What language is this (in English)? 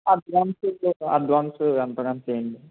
Telugu